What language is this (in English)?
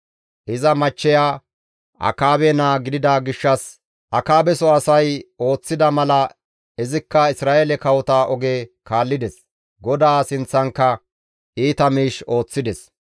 Gamo